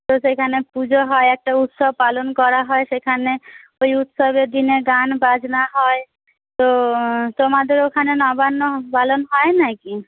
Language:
Bangla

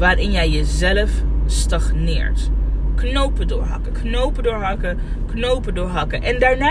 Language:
Dutch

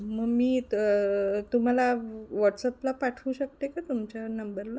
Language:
Marathi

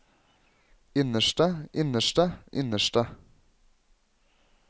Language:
Norwegian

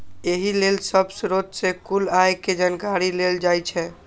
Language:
Maithili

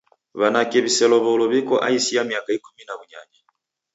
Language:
Taita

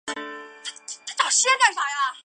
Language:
Chinese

